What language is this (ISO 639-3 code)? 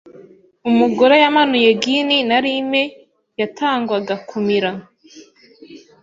kin